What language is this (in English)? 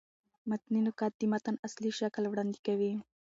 Pashto